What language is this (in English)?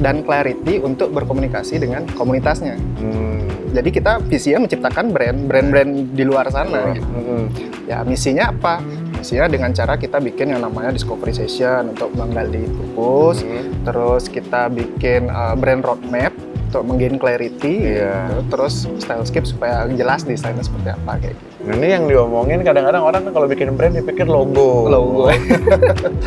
Indonesian